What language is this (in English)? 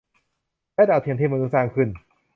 Thai